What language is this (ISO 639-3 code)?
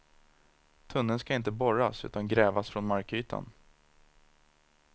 swe